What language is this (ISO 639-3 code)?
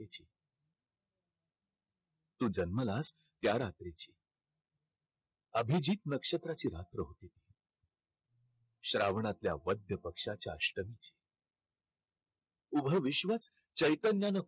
mar